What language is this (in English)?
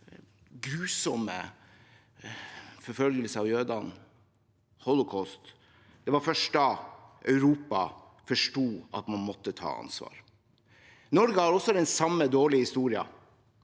Norwegian